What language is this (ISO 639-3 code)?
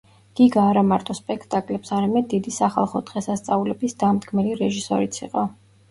kat